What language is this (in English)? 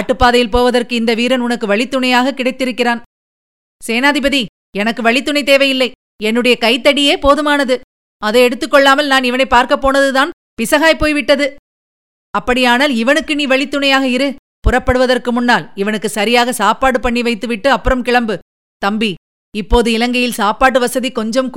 Tamil